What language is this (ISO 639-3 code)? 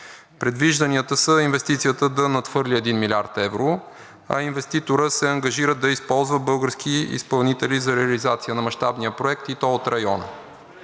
bul